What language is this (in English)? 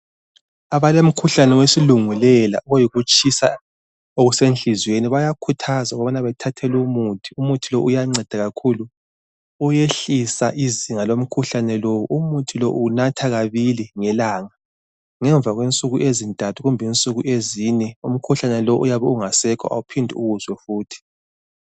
North Ndebele